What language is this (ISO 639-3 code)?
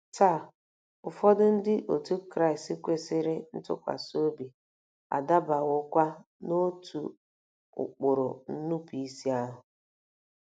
ibo